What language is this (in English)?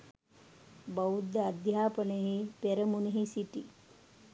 Sinhala